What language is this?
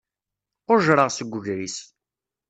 Kabyle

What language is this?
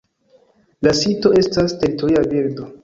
Esperanto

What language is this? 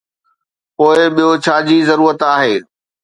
Sindhi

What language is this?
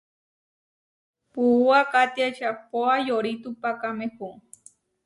Huarijio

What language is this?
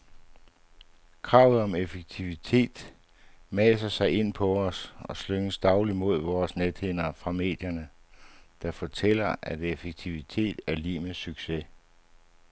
Danish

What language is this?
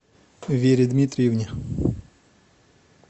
Russian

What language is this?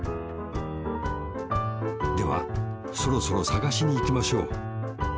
Japanese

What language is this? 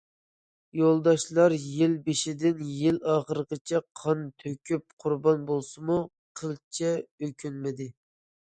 Uyghur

